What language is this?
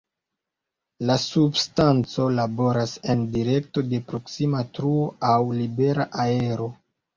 Esperanto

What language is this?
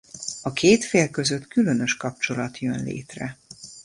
Hungarian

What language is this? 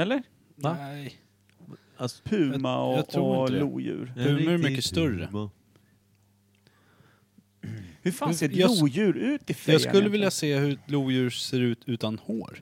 Swedish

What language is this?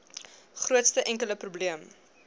Afrikaans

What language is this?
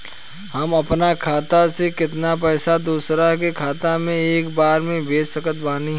Bhojpuri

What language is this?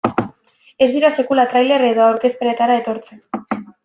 Basque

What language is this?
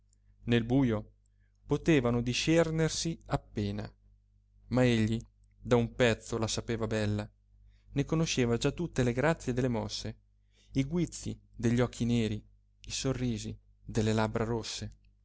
Italian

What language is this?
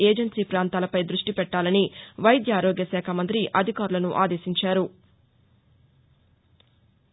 Telugu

